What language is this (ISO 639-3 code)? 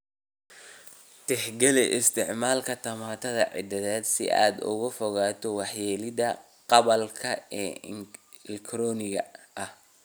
som